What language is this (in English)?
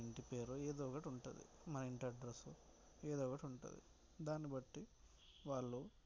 Telugu